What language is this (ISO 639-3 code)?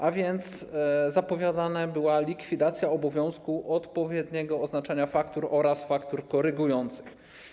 pol